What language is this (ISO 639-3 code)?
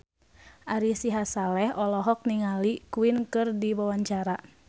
sun